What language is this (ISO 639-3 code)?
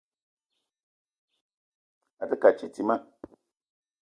eto